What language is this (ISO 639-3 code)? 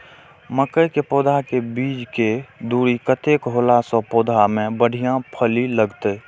mai